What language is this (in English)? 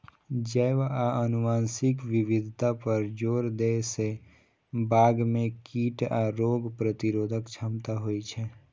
Maithili